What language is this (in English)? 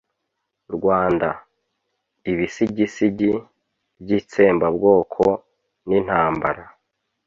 Kinyarwanda